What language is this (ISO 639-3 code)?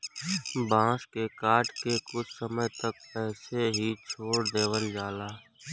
bho